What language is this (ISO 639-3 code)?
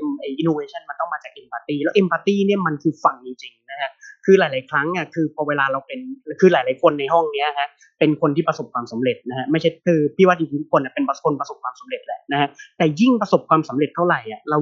tha